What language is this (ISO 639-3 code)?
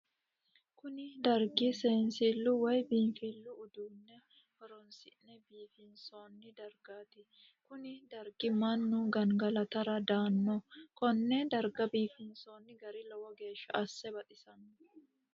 sid